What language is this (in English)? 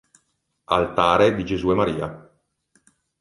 Italian